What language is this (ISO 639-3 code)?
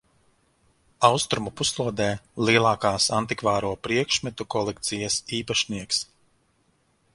lav